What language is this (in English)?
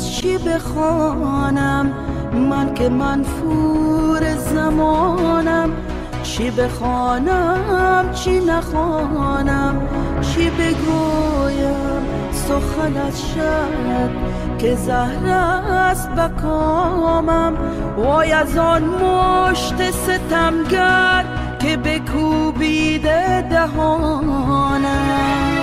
Persian